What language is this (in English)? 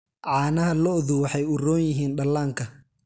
Somali